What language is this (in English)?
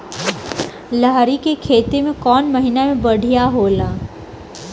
Bhojpuri